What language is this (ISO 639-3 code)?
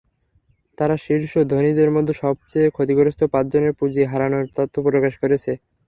ben